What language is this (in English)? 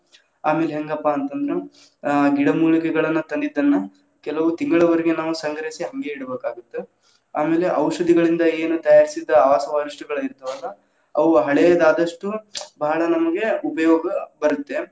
Kannada